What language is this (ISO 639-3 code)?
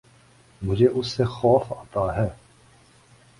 urd